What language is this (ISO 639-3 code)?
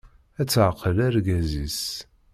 kab